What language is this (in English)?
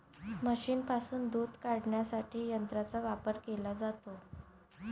Marathi